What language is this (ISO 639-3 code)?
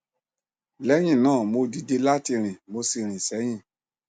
yor